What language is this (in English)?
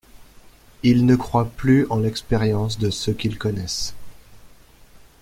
French